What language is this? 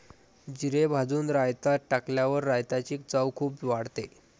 Marathi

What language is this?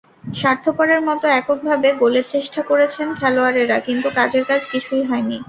Bangla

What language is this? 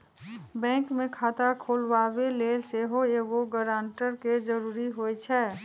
Magahi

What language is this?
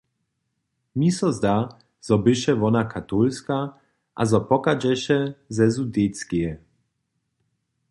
Upper Sorbian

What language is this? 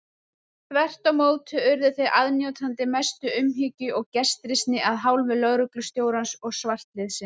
Icelandic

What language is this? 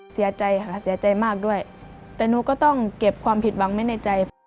Thai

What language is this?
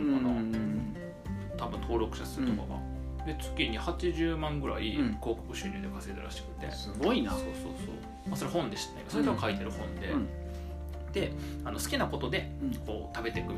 Japanese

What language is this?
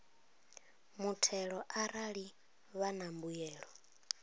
Venda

